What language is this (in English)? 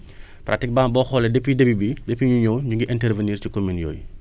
Wolof